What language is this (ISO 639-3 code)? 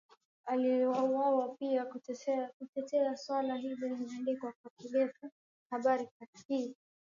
swa